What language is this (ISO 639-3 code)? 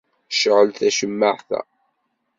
kab